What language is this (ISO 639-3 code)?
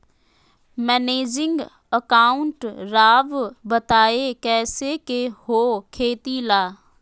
mag